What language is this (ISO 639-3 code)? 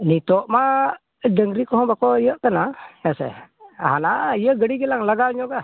sat